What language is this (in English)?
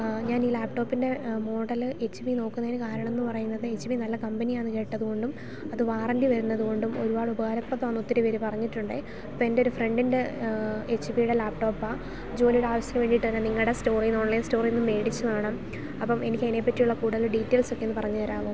Malayalam